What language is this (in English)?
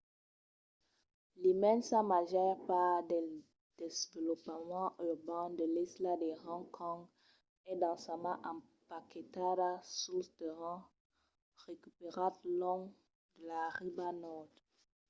Occitan